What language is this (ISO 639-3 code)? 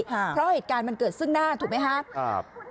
tha